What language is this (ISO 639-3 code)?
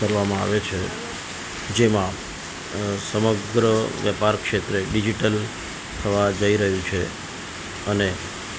guj